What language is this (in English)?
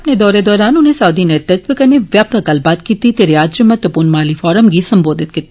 Dogri